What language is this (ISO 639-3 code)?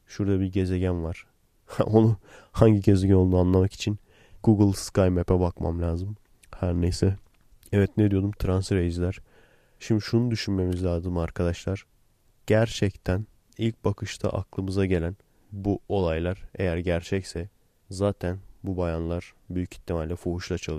tur